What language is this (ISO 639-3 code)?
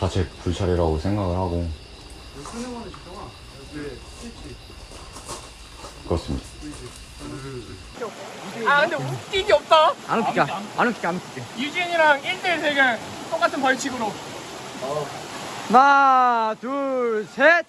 kor